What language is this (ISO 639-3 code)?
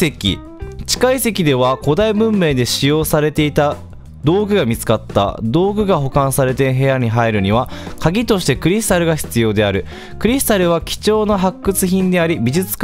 jpn